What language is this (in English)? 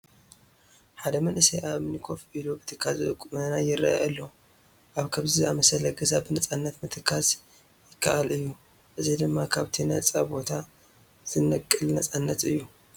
Tigrinya